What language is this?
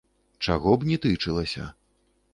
Belarusian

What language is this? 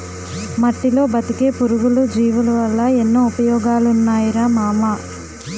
Telugu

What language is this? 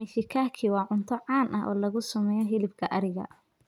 Somali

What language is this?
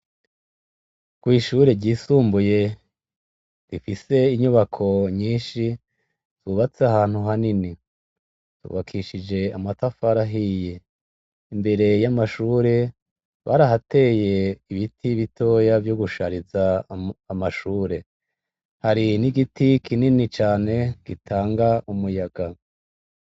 Rundi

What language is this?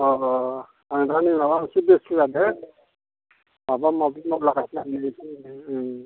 Bodo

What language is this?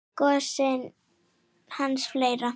Icelandic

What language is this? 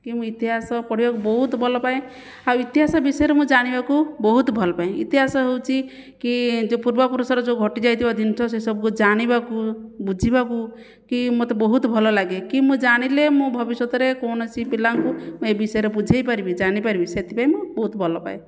Odia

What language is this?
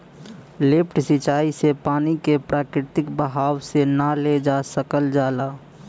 Bhojpuri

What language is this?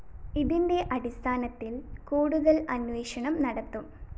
Malayalam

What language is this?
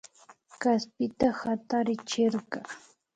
Imbabura Highland Quichua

